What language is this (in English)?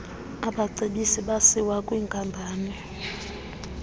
Xhosa